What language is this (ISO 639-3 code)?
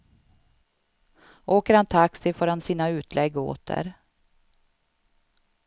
swe